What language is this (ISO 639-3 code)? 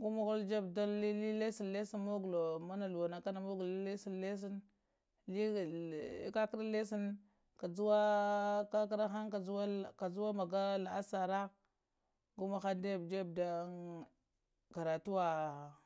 hia